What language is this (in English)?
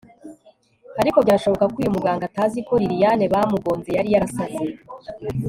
Kinyarwanda